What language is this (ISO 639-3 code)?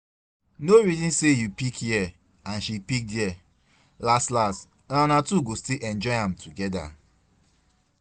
pcm